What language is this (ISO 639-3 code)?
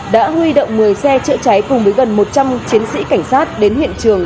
vie